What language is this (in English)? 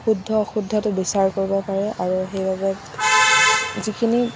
Assamese